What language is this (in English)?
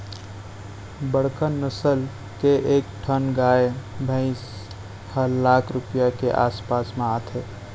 Chhattisgarhi